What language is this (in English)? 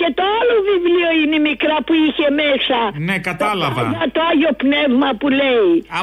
Greek